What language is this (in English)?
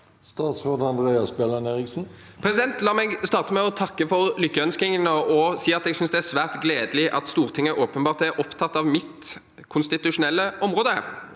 Norwegian